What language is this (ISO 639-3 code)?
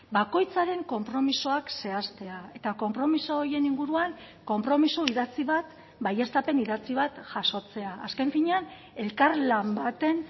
eus